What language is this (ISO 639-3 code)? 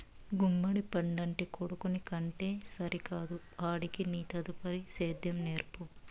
tel